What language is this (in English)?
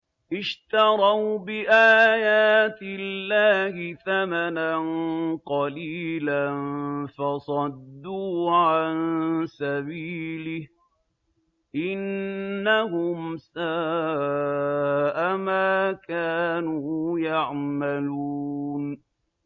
Arabic